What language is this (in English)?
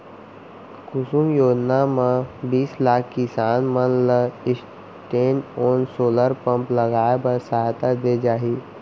Chhattisgarhi